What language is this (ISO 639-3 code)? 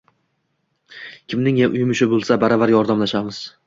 uzb